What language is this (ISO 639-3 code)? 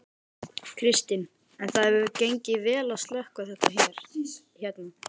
isl